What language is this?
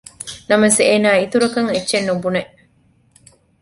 Divehi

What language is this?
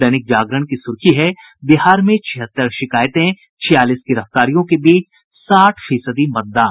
Hindi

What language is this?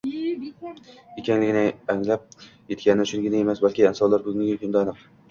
Uzbek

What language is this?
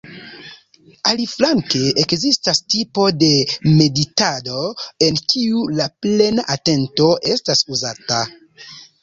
Esperanto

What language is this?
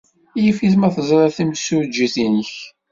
Kabyle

